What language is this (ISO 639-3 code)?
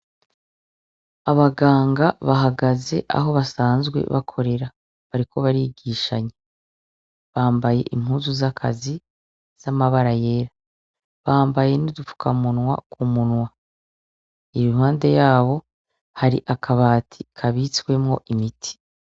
run